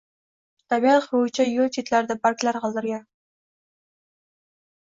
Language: Uzbek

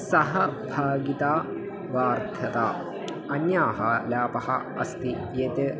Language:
Sanskrit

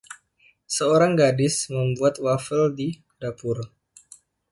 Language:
Indonesian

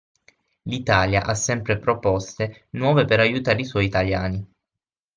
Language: Italian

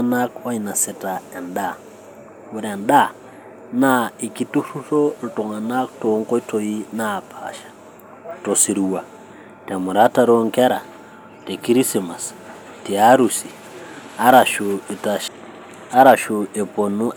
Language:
Masai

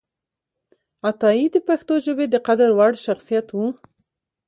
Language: Pashto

